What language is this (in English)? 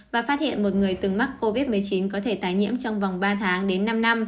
Vietnamese